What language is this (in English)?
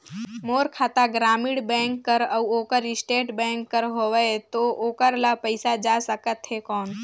Chhattisgarhi